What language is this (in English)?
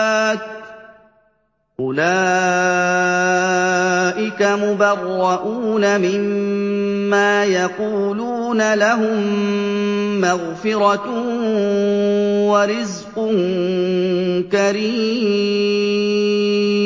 Arabic